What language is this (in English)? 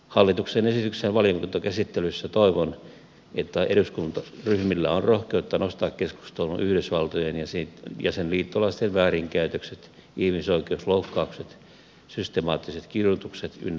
Finnish